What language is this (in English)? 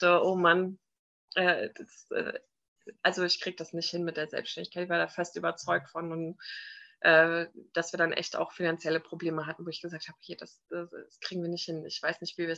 German